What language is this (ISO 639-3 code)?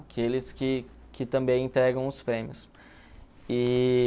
por